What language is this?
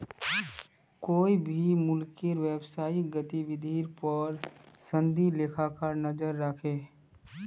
Magahi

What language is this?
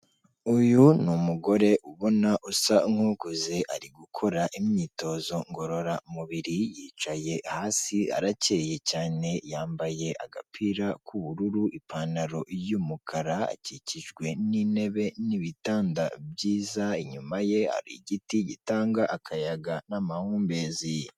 Kinyarwanda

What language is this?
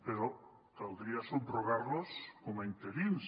Catalan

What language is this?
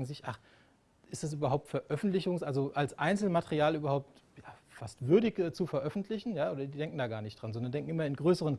German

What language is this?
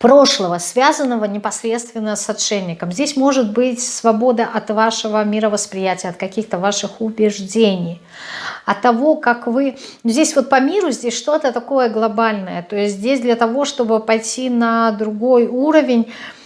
Russian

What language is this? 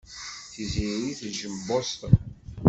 Kabyle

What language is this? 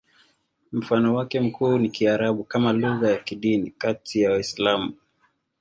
Swahili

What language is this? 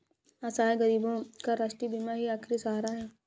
Hindi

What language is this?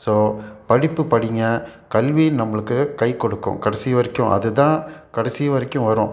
Tamil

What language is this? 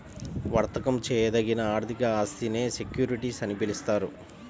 Telugu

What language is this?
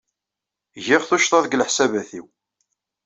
Kabyle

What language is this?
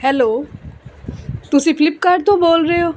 Punjabi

